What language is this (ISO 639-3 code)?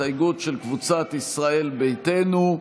heb